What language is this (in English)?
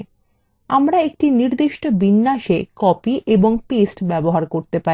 Bangla